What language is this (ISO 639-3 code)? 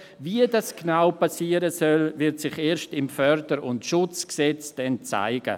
gsw